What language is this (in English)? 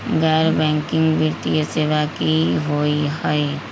Magahi